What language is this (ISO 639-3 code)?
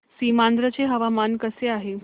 mar